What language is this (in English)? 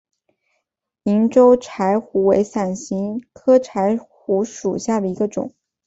Chinese